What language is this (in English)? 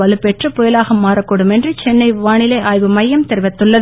Tamil